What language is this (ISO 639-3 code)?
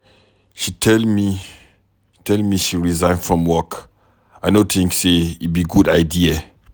pcm